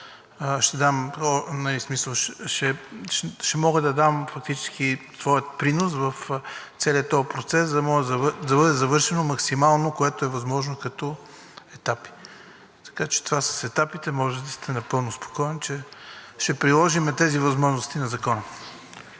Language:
Bulgarian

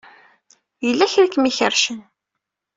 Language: Kabyle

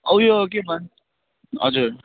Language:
Nepali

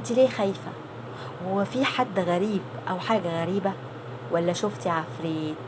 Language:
Arabic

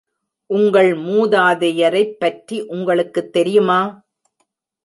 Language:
Tamil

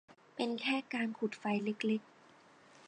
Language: Thai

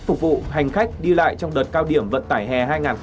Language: Vietnamese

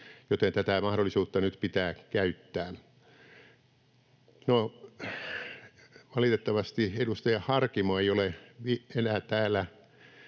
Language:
Finnish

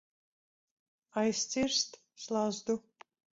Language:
Latvian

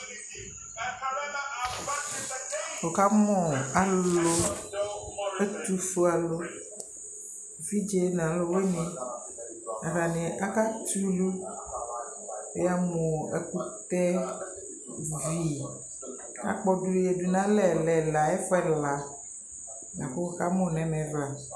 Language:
Ikposo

